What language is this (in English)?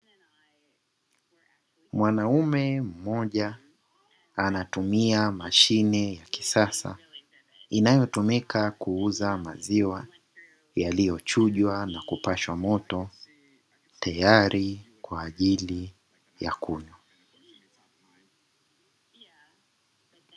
Swahili